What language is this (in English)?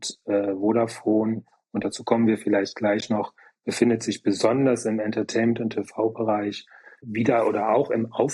German